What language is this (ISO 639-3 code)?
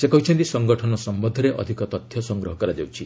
ori